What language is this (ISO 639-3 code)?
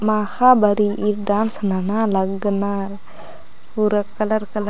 kru